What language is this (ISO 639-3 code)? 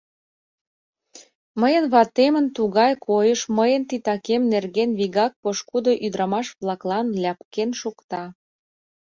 chm